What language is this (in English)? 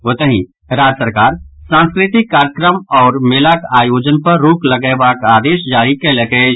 Maithili